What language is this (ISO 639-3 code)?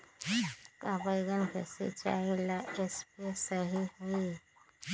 mag